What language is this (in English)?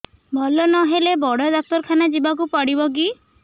Odia